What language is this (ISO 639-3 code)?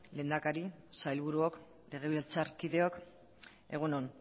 eus